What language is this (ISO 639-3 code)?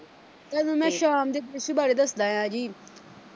pan